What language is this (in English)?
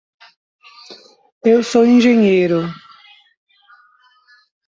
Portuguese